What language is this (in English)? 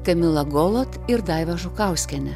Lithuanian